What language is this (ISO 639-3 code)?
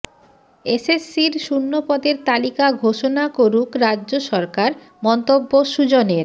ben